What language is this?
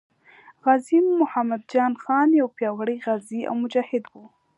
Pashto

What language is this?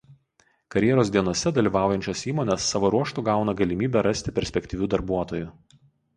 Lithuanian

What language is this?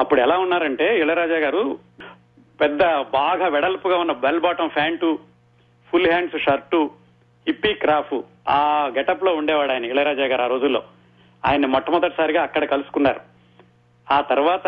Telugu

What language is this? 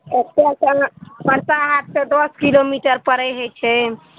Maithili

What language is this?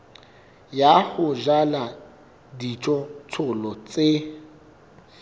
Southern Sotho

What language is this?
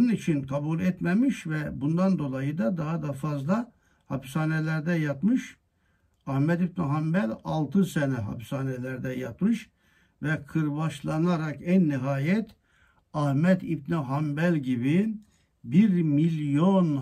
Turkish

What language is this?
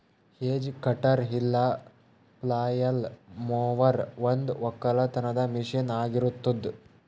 Kannada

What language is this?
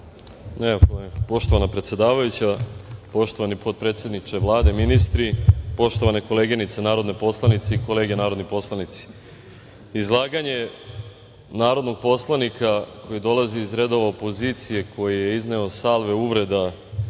Serbian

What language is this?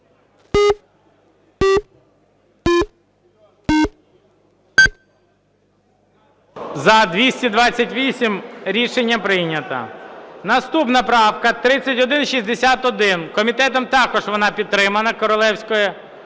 Ukrainian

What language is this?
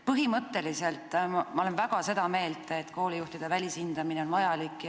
Estonian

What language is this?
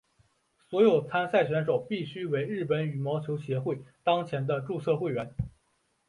Chinese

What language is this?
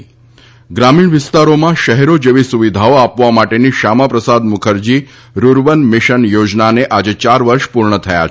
Gujarati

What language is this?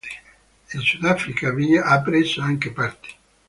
Italian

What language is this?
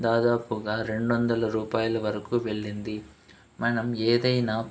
Telugu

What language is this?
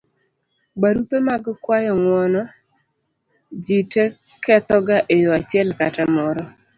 Luo (Kenya and Tanzania)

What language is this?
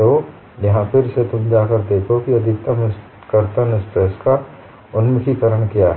Hindi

